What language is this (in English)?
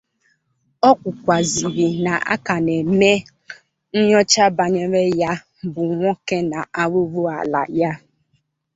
Igbo